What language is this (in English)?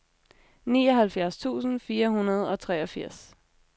Danish